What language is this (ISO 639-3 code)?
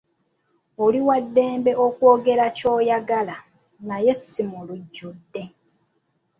lug